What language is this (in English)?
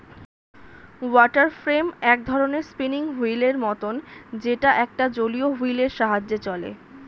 Bangla